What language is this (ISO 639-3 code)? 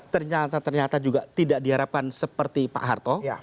ind